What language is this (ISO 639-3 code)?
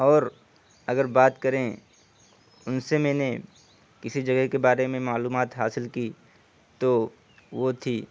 urd